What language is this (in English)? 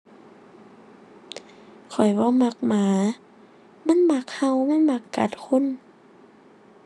Thai